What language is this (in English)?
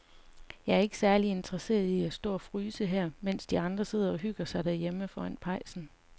Danish